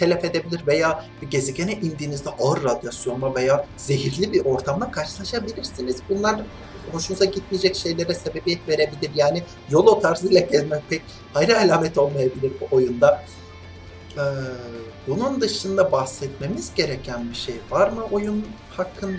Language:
Turkish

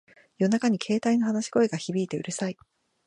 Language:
Japanese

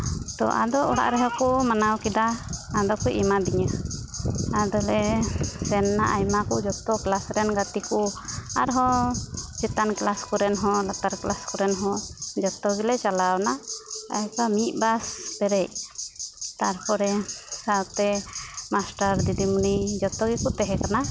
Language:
Santali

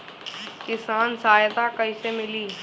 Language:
Bhojpuri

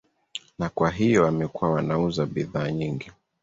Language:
Swahili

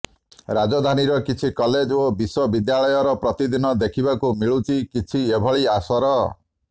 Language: Odia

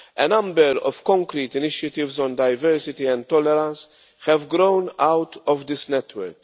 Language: English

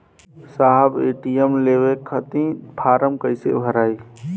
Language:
Bhojpuri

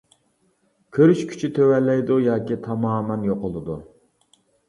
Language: Uyghur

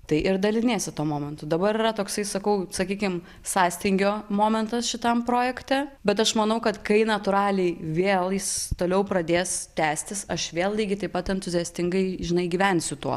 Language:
Lithuanian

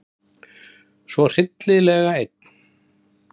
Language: Icelandic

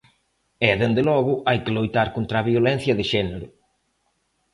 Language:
Galician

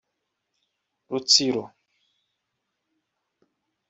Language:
Kinyarwanda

